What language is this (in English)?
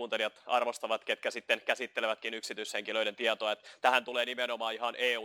Finnish